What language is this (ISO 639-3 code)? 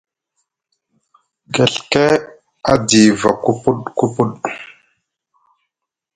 mug